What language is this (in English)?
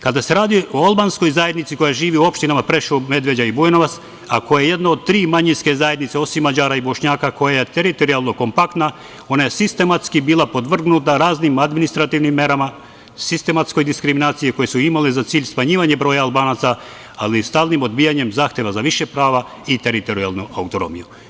Serbian